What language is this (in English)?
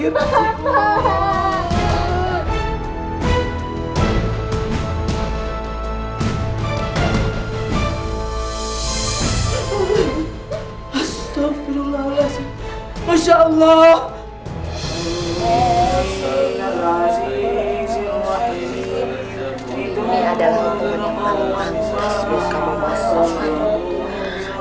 Indonesian